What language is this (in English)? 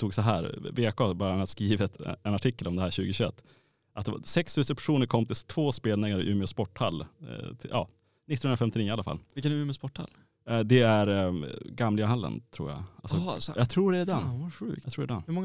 Swedish